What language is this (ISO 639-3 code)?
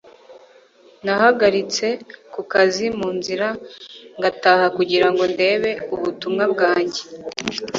kin